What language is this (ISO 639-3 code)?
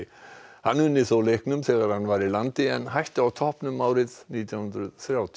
isl